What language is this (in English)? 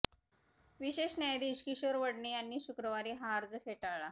Marathi